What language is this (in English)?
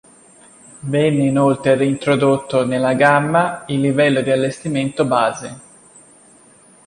Italian